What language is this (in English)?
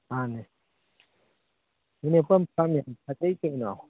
Manipuri